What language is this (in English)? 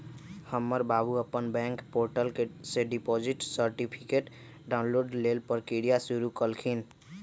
Magahi